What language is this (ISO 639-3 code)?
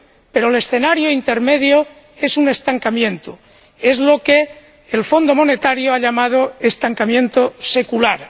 spa